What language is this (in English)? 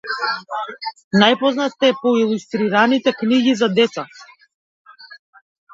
Macedonian